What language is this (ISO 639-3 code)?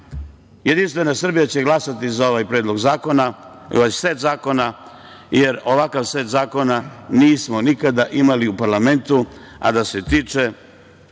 srp